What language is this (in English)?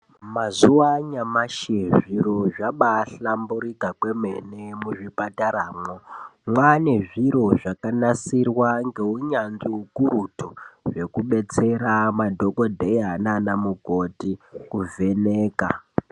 Ndau